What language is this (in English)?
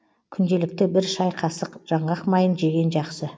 Kazakh